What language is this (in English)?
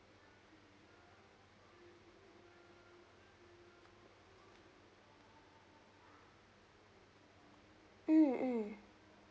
English